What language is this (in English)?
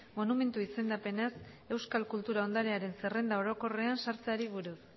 Basque